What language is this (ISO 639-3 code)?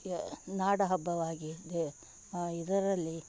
kan